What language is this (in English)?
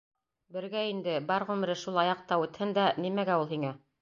Bashkir